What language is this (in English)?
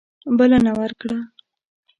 Pashto